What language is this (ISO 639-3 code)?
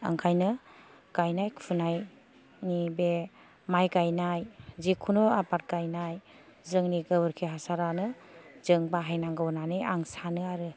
brx